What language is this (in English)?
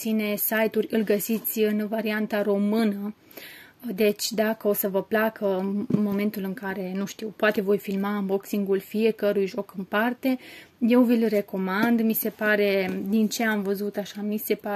Romanian